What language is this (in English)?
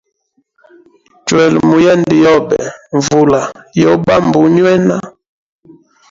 Hemba